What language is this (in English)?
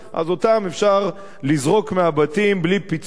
Hebrew